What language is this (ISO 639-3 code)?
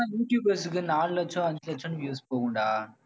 tam